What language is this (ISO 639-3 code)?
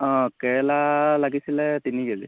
asm